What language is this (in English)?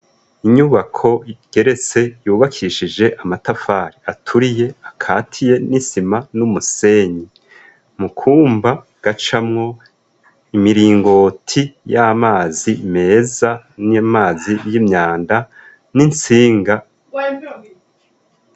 Rundi